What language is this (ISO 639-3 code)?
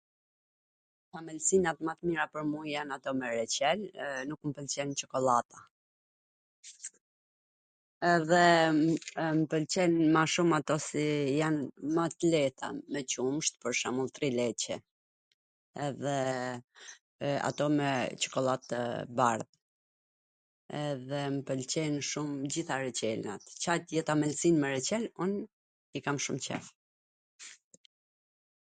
aln